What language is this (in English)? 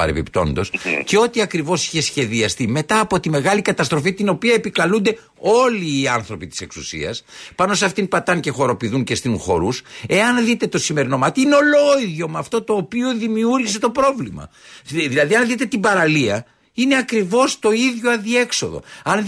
Greek